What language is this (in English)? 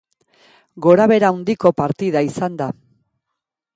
Basque